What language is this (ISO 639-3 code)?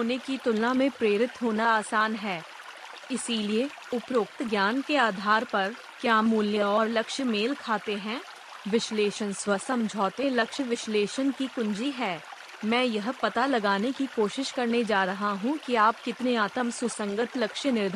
hin